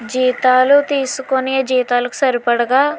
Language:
Telugu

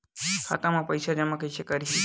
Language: Chhattisgarhi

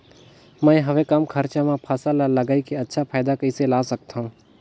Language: Chhattisgarhi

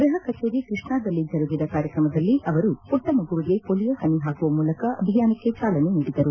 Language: Kannada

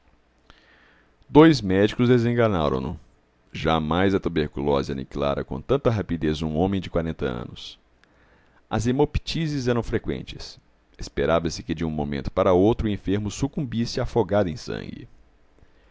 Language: Portuguese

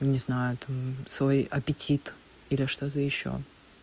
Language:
Russian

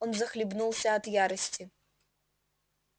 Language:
Russian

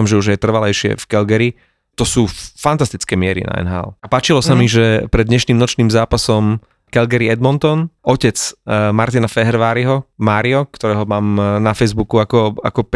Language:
Slovak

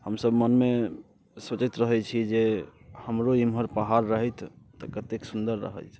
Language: Maithili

